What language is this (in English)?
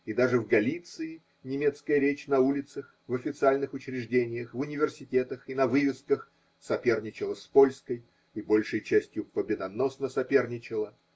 Russian